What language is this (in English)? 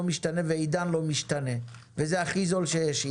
Hebrew